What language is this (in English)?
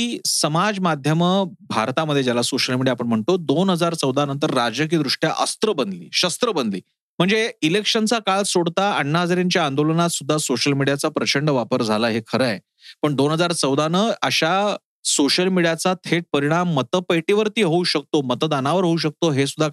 Marathi